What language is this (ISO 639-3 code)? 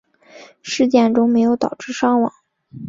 zho